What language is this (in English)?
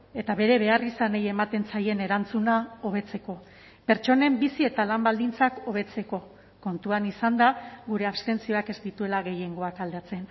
Basque